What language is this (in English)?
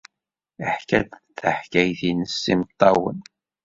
Kabyle